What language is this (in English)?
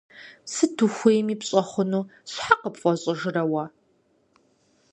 Kabardian